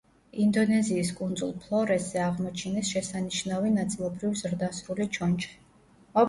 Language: Georgian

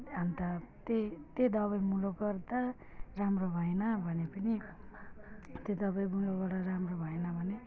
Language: Nepali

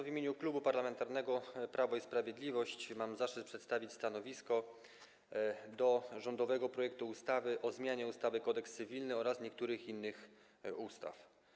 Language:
Polish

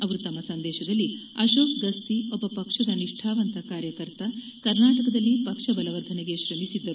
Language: Kannada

